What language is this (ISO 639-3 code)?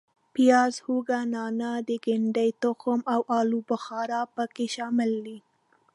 pus